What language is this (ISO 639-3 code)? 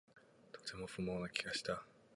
jpn